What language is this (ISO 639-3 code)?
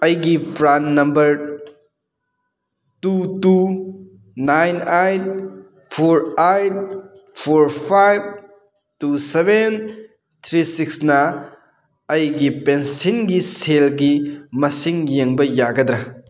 mni